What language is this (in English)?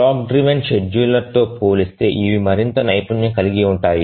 Telugu